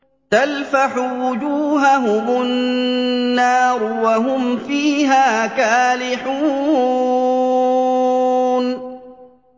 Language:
Arabic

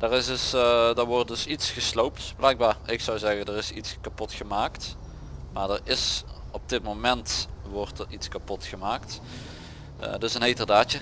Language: Dutch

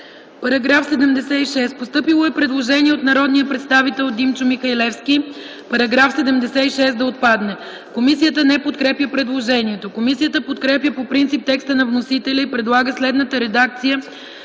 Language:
Bulgarian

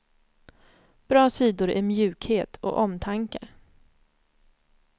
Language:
Swedish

